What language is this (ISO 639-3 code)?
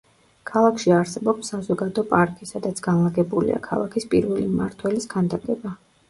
kat